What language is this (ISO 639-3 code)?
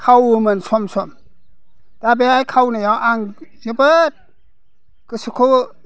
brx